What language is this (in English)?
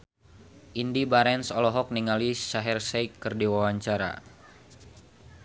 Sundanese